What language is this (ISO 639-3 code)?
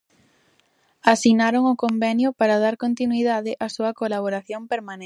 glg